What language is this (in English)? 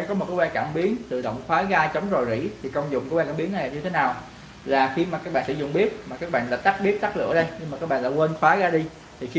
Vietnamese